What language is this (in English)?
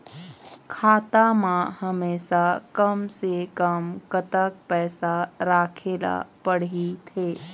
Chhattisgarhi